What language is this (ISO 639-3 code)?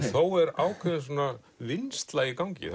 isl